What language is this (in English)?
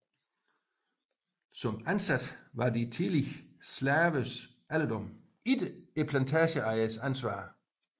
Danish